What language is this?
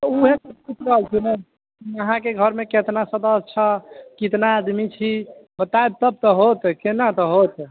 Maithili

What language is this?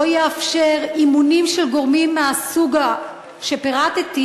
Hebrew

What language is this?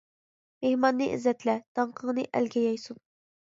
Uyghur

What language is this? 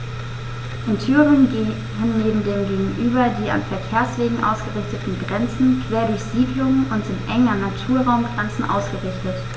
German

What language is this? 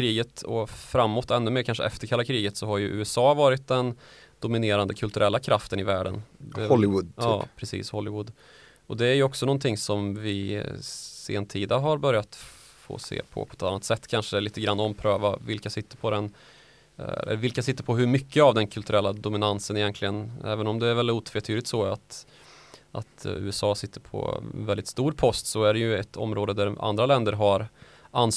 Swedish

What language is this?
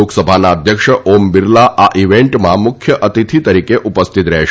Gujarati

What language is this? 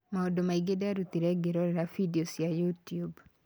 Kikuyu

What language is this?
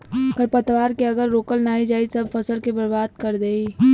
Bhojpuri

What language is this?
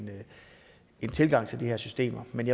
Danish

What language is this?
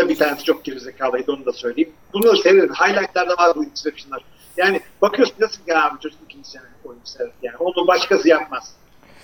Turkish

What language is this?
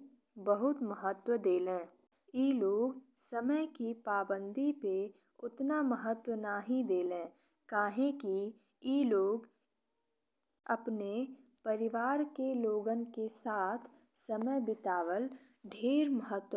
Bhojpuri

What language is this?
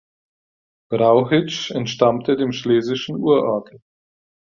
German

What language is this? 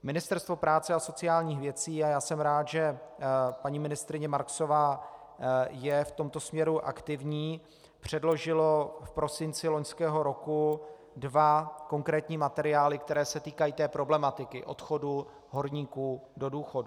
Czech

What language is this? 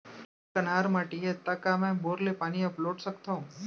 Chhattisgarhi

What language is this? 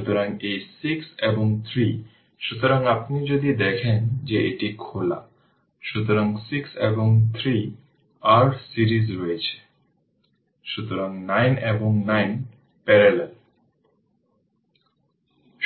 Bangla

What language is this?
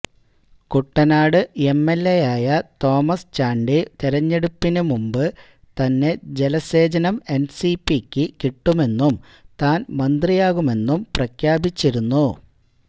Malayalam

